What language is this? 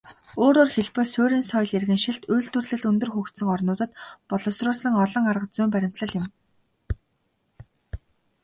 Mongolian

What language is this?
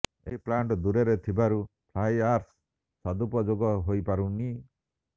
Odia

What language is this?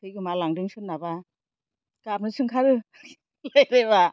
Bodo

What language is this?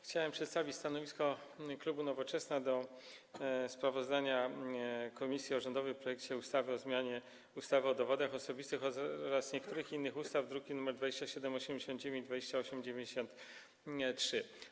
Polish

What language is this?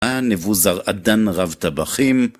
Hebrew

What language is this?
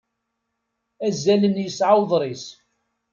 Kabyle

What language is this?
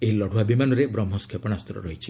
Odia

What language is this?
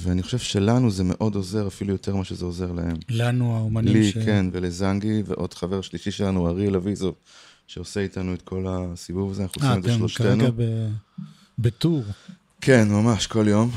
Hebrew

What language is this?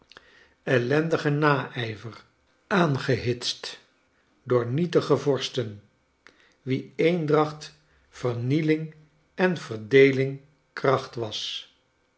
Dutch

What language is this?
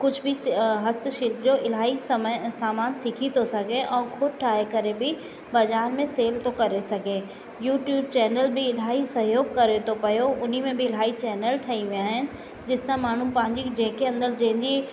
Sindhi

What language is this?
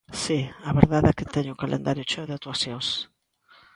Galician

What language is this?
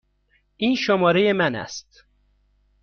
Persian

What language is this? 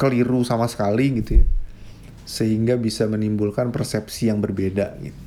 Indonesian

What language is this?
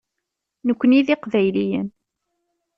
Kabyle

